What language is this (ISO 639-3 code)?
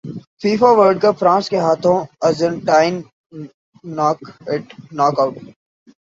urd